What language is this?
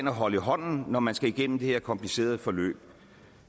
Danish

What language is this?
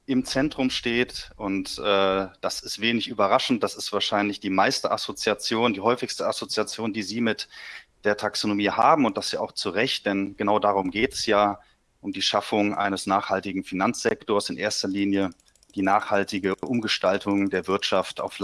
German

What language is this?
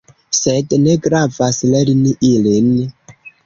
Esperanto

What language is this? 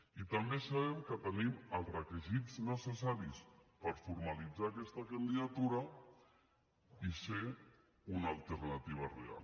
Catalan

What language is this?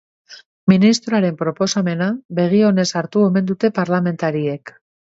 Basque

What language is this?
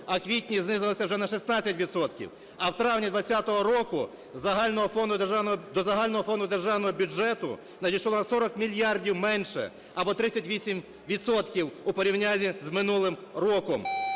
Ukrainian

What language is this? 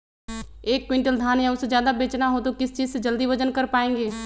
Magahi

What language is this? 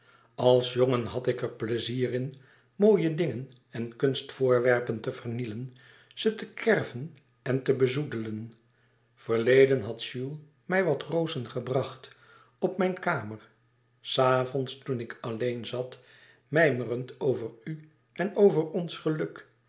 Dutch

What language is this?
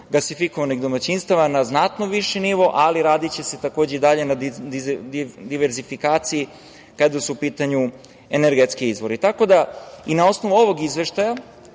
Serbian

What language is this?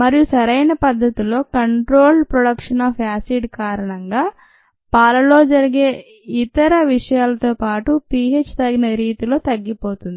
Telugu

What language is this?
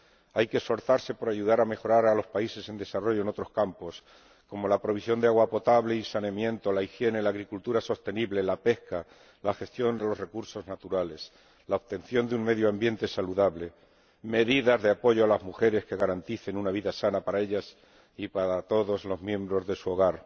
Spanish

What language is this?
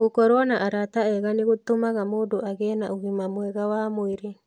Kikuyu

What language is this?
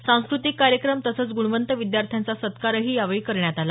Marathi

